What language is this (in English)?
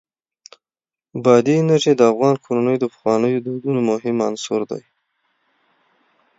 Pashto